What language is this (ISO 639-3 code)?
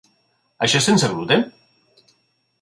cat